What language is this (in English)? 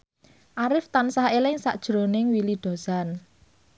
Javanese